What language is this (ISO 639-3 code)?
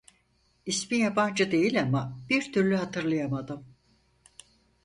tur